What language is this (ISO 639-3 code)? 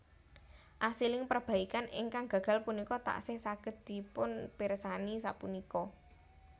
jav